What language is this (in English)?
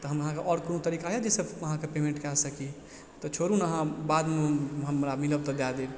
Maithili